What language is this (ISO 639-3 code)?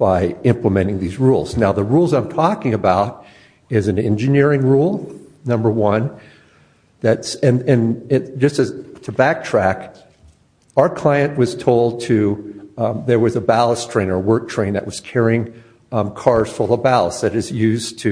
eng